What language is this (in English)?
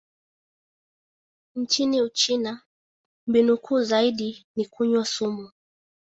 Swahili